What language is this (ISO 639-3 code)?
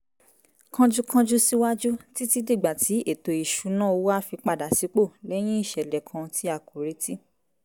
yor